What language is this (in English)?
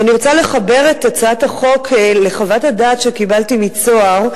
Hebrew